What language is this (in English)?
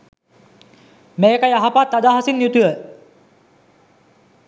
Sinhala